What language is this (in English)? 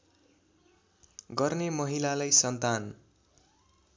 Nepali